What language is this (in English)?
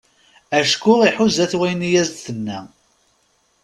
Kabyle